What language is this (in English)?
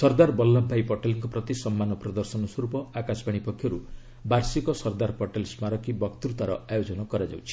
Odia